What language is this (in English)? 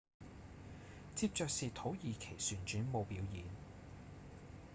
Cantonese